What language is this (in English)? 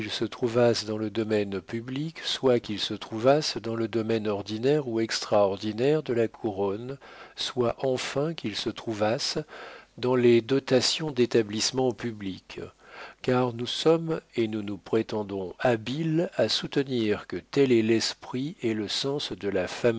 French